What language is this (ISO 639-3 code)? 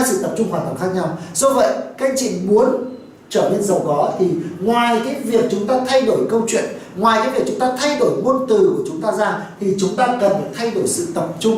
vie